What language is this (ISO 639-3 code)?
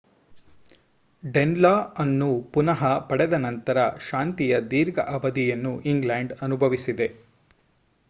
kan